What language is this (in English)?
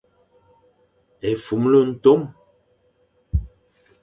Fang